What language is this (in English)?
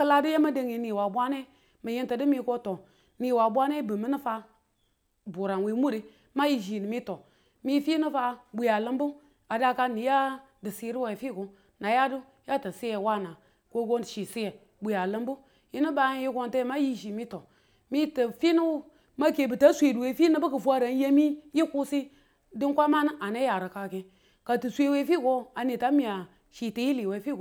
Tula